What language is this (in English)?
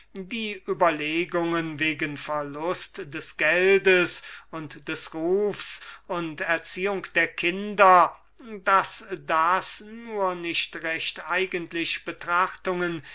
German